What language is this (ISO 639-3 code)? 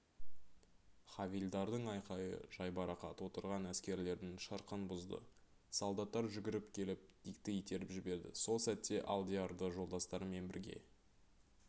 kaz